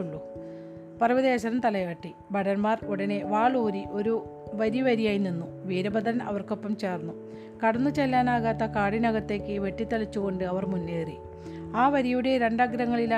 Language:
Malayalam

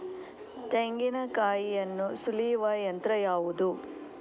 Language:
Kannada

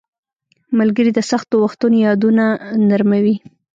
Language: Pashto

